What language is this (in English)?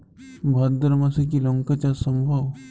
Bangla